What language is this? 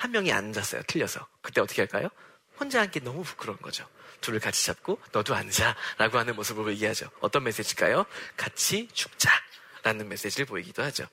Korean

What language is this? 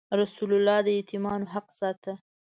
Pashto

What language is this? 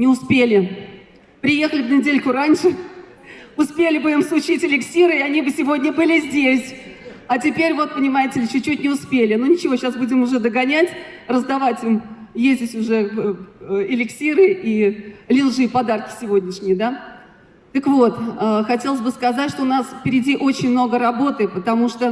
Russian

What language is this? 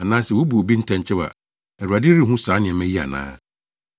Akan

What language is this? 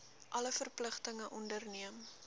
Afrikaans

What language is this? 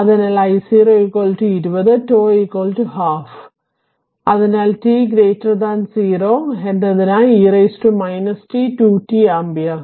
Malayalam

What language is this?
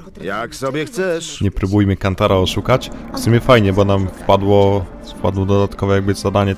Polish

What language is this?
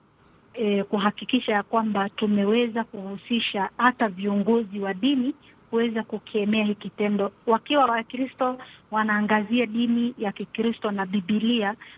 Swahili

